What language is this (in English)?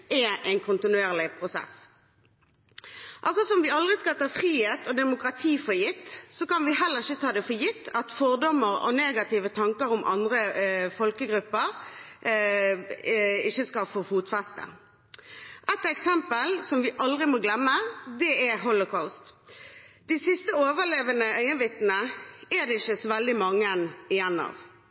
Norwegian Bokmål